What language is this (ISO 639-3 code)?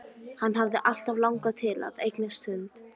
isl